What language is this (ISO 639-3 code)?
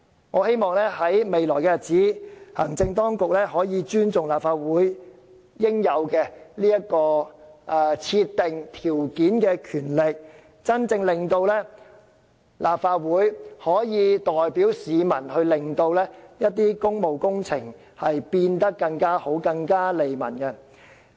yue